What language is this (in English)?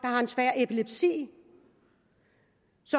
Danish